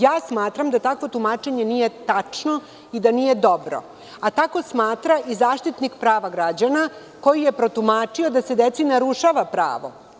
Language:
Serbian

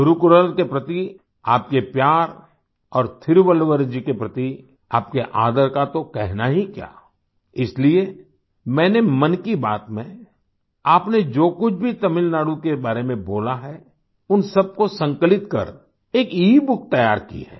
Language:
Hindi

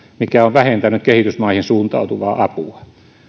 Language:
Finnish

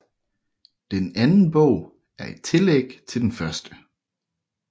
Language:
Danish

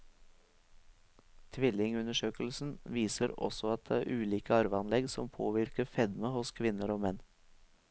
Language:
Norwegian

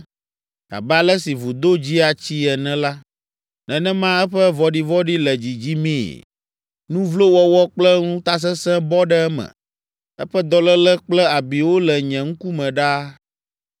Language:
Ewe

